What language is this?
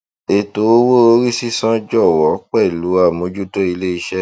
Yoruba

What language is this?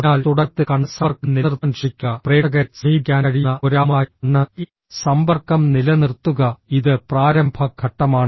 Malayalam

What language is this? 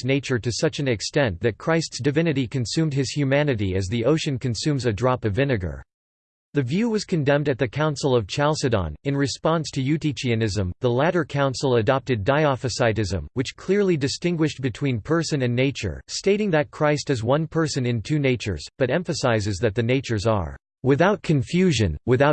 English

